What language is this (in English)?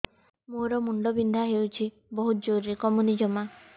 Odia